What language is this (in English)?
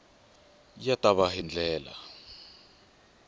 Tsonga